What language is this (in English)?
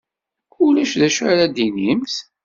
Kabyle